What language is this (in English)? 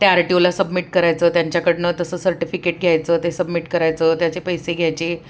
Marathi